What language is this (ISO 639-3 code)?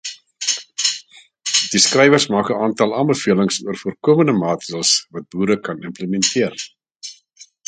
afr